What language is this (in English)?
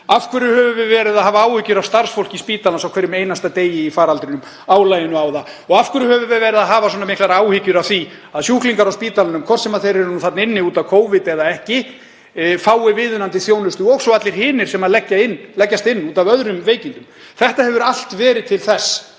Icelandic